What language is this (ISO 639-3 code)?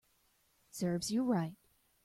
eng